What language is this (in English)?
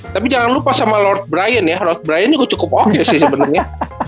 Indonesian